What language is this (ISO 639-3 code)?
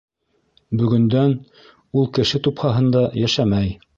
bak